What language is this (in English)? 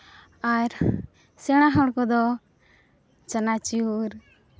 Santali